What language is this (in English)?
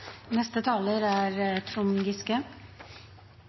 Norwegian Nynorsk